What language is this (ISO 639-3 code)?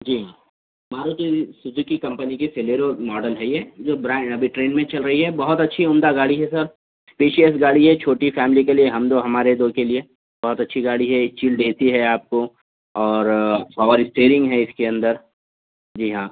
urd